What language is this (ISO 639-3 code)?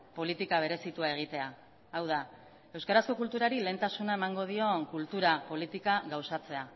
eus